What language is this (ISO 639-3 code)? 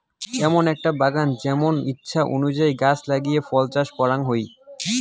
ben